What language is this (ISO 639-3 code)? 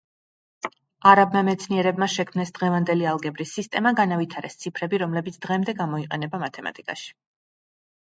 kat